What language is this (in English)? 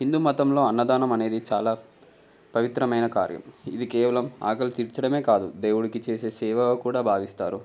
Telugu